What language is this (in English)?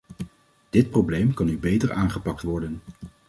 Dutch